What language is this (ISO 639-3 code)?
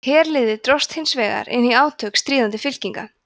isl